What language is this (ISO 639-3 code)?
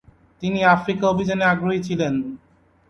ben